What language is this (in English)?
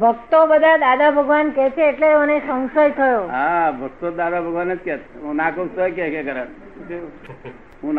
Gujarati